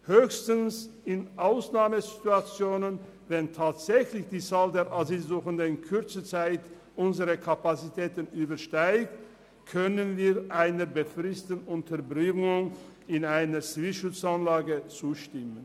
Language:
Swiss German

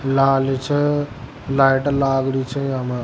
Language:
Rajasthani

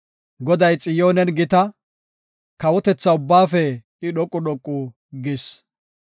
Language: Gofa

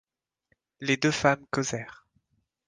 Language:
French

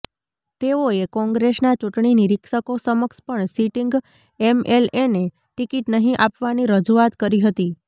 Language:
Gujarati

